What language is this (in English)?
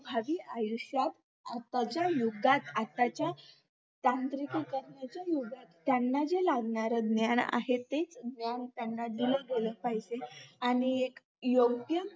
Marathi